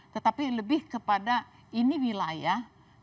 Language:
Indonesian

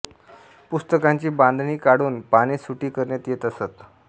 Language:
Marathi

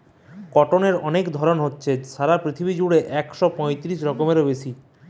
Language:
Bangla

